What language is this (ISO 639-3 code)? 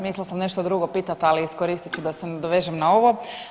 hrv